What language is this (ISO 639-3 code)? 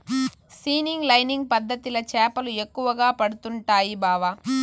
tel